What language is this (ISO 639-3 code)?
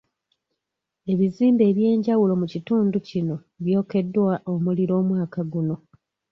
lug